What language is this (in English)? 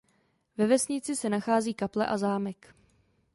Czech